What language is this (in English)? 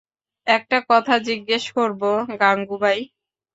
Bangla